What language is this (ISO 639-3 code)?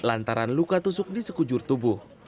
ind